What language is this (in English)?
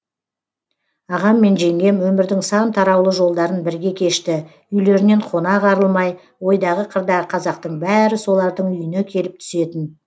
Kazakh